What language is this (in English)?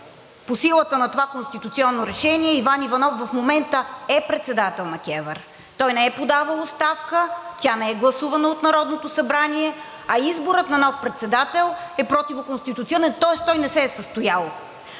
Bulgarian